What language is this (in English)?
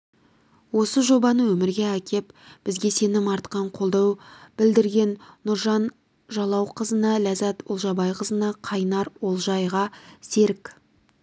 Kazakh